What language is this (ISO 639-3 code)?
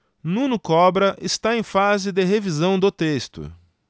por